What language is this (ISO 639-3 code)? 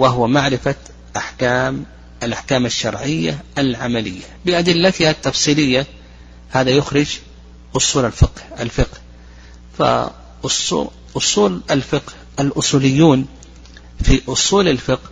ara